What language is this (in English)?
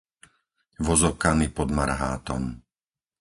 Slovak